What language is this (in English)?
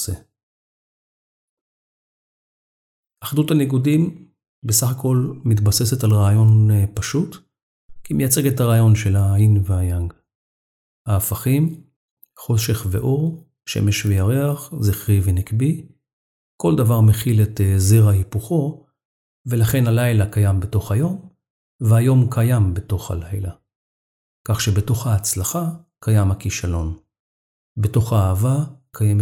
Hebrew